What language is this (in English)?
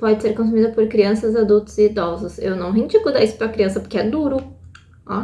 Portuguese